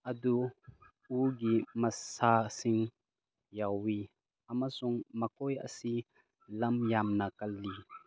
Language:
Manipuri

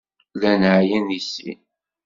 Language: Kabyle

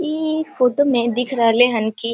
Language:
Maithili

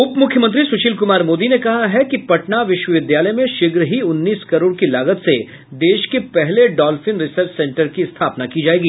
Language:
Hindi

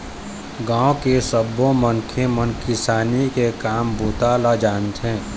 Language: Chhattisgarhi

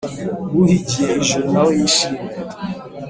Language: Kinyarwanda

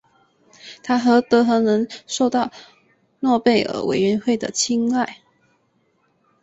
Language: Chinese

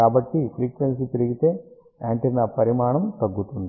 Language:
Telugu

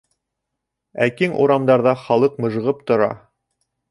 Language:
Bashkir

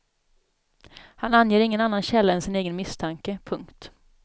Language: Swedish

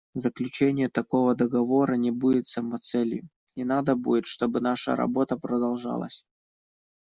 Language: Russian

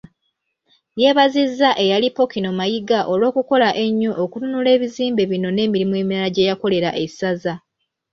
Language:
Ganda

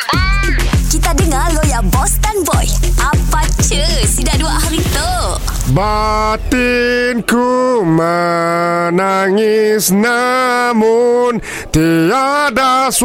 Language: Malay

